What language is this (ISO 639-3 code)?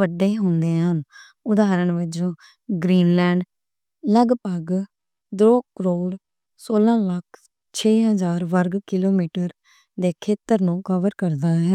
lah